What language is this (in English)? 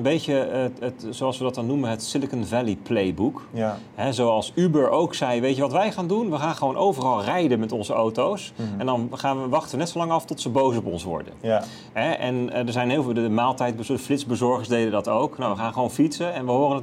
Dutch